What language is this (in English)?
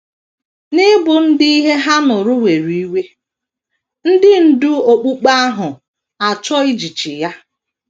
Igbo